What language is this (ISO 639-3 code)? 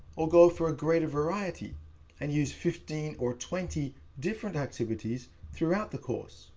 eng